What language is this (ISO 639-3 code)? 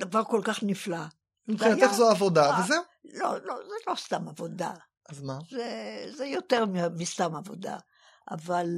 heb